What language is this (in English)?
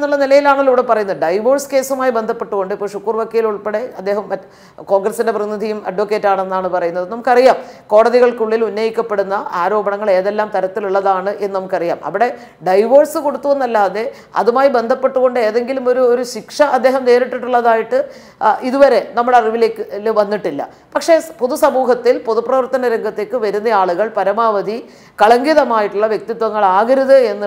Malayalam